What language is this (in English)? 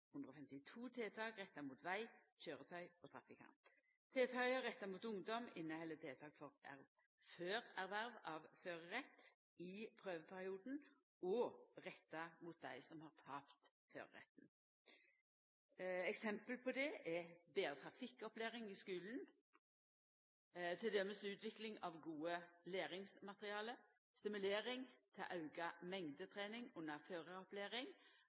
Norwegian Nynorsk